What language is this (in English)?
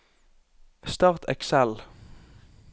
Norwegian